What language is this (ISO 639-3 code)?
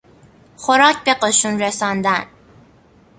fas